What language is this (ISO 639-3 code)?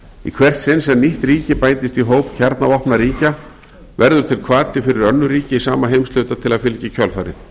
isl